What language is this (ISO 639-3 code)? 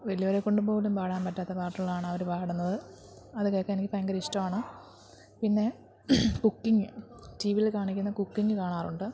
mal